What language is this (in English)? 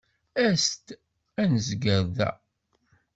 Kabyle